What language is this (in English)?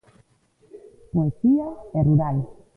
Galician